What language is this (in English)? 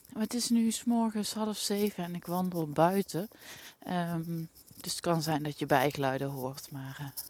Dutch